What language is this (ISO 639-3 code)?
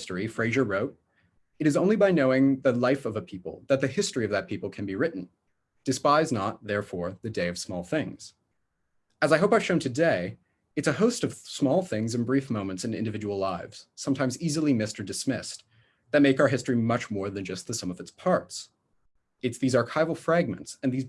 eng